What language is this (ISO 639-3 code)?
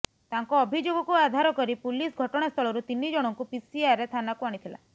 ori